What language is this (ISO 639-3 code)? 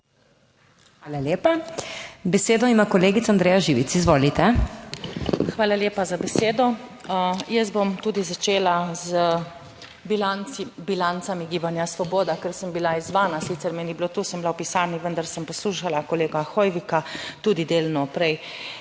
slv